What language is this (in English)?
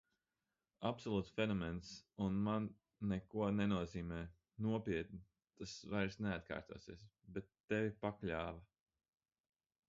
Latvian